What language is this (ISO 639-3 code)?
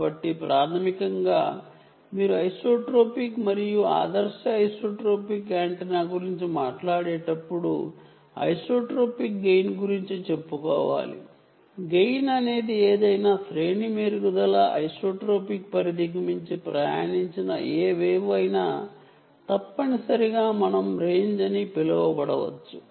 tel